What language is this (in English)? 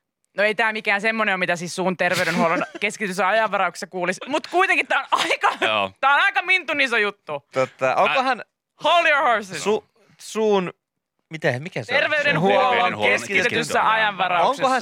Finnish